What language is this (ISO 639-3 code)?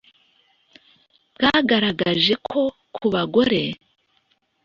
kin